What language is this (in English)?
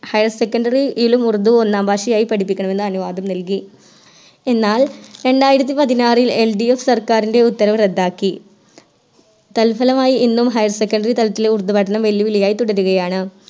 Malayalam